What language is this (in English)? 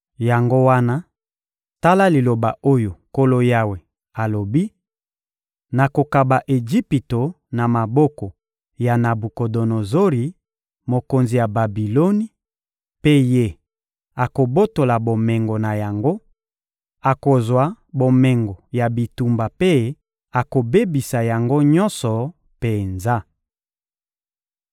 Lingala